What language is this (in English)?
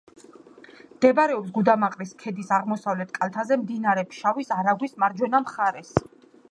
Georgian